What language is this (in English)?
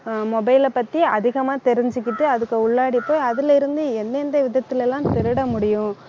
Tamil